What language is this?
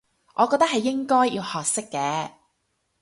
Cantonese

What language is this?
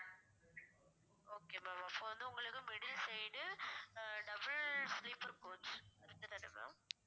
Tamil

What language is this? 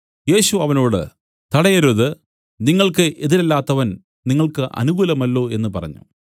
Malayalam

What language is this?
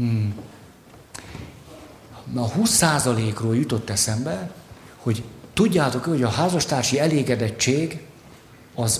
Hungarian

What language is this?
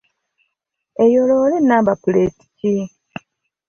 Ganda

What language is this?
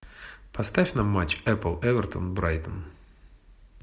Russian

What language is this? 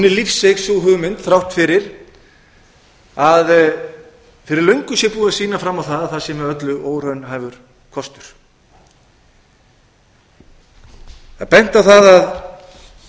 Icelandic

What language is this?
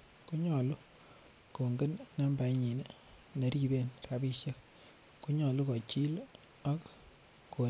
Kalenjin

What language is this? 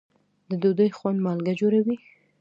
Pashto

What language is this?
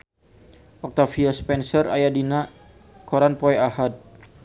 Sundanese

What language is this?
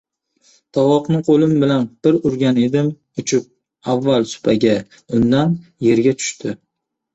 Uzbek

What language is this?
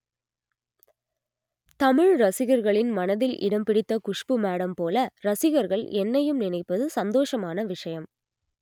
Tamil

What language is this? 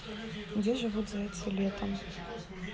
Russian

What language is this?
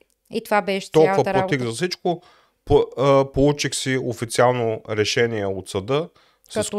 Bulgarian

